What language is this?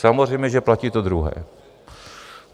Czech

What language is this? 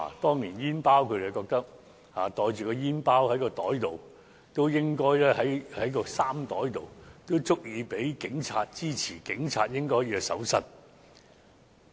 Cantonese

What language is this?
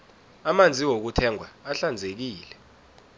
South Ndebele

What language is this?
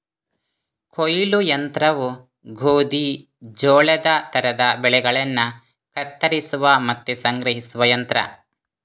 Kannada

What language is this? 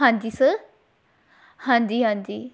Punjabi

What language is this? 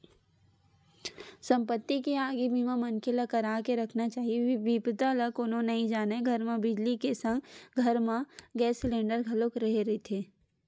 Chhattisgarhi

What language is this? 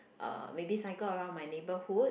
English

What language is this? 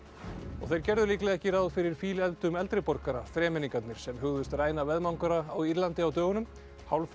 Icelandic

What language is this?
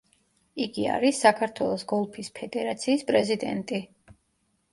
Georgian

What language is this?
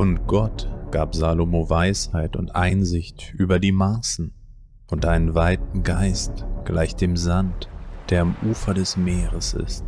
German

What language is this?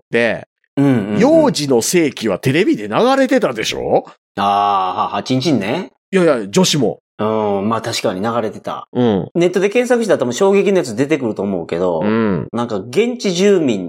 Japanese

